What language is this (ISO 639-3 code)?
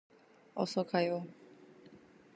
kor